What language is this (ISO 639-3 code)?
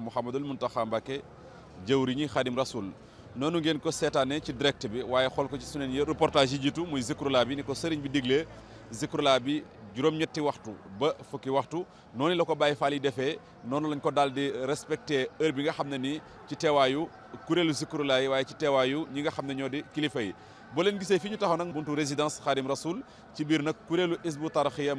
ara